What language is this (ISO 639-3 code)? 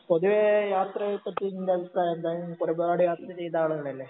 mal